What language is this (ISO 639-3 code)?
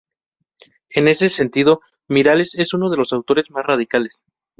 spa